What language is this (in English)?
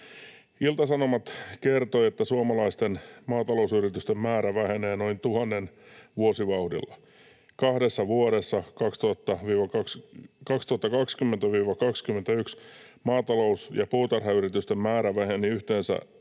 Finnish